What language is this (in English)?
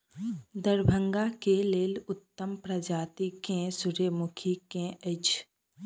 Maithili